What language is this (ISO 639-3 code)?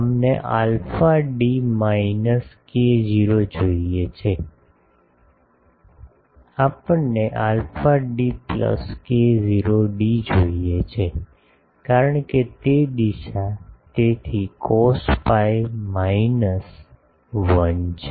guj